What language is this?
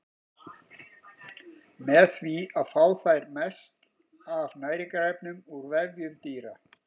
Icelandic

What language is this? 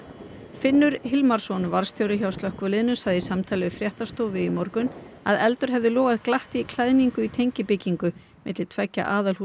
Icelandic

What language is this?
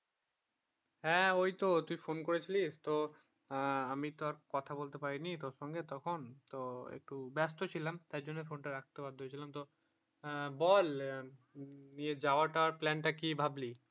Bangla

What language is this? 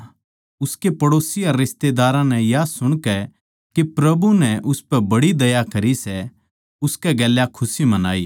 Haryanvi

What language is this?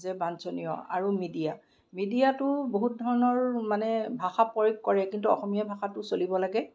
Assamese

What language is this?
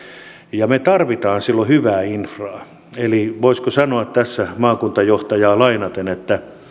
Finnish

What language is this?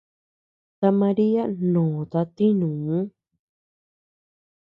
Tepeuxila Cuicatec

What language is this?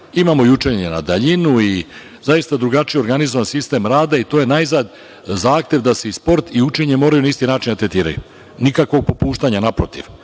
Serbian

